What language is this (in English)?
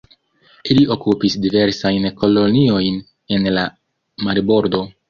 Esperanto